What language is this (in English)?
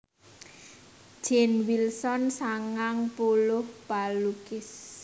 Javanese